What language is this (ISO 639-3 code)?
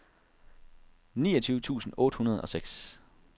dan